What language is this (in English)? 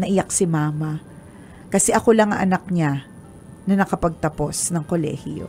Filipino